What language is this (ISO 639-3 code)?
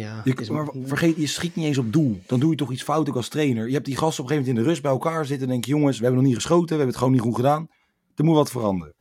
nld